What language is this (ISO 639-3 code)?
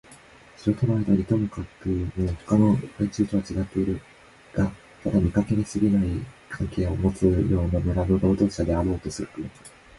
jpn